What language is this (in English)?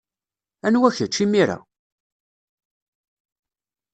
Kabyle